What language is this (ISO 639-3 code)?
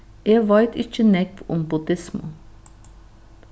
fao